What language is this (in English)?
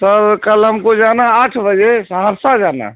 Urdu